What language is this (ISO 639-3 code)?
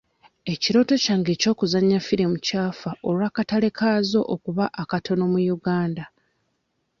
lug